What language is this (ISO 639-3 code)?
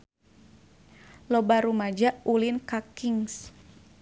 sun